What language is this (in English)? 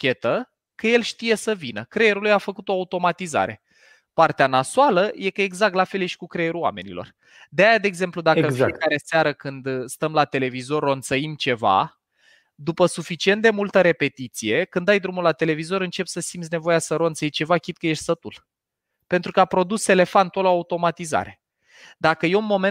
Romanian